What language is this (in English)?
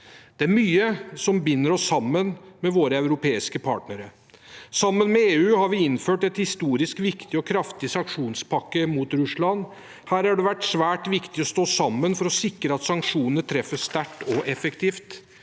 Norwegian